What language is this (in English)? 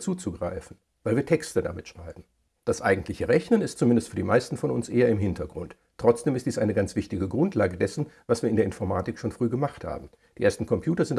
German